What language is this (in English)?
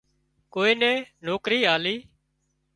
Wadiyara Koli